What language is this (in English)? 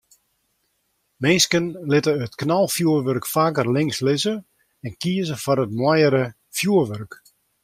Western Frisian